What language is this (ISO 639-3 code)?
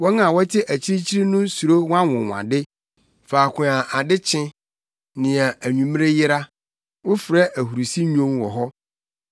aka